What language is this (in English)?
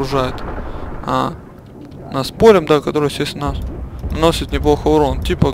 Russian